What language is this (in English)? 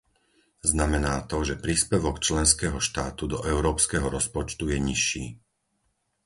Slovak